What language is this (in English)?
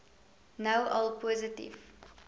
Afrikaans